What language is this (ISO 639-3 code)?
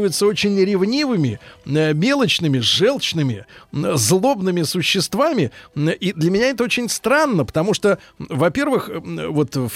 rus